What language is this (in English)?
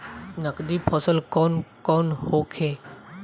Bhojpuri